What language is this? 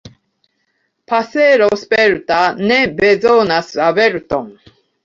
Esperanto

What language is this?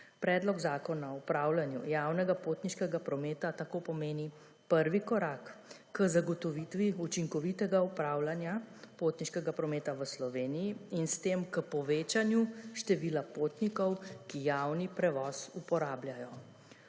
Slovenian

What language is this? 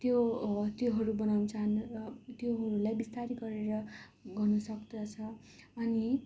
Nepali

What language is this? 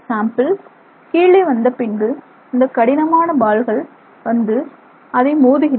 Tamil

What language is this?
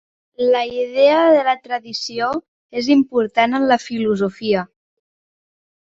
Catalan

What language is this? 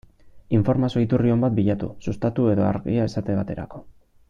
Basque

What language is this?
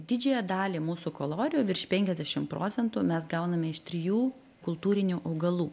Lithuanian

